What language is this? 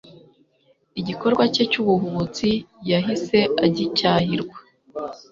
Kinyarwanda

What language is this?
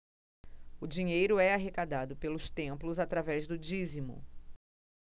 Portuguese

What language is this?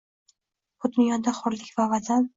Uzbek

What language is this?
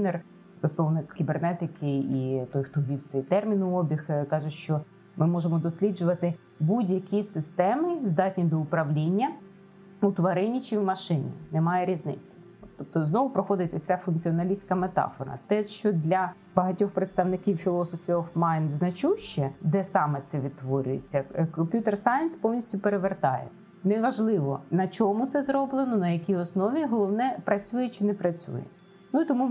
Ukrainian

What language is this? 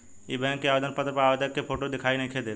Bhojpuri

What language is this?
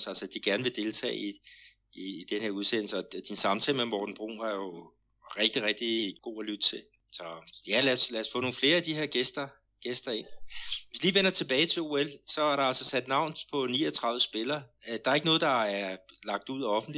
Danish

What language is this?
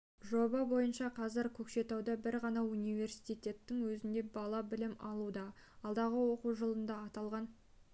Kazakh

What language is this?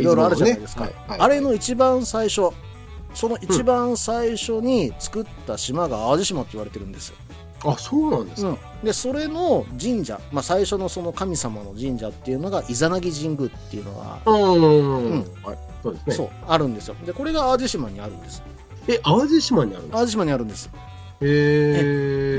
Japanese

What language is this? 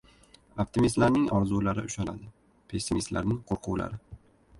Uzbek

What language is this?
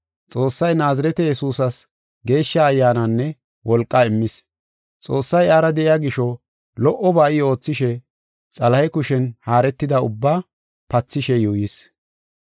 Gofa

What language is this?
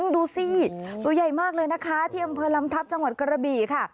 Thai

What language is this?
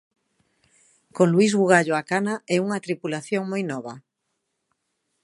Galician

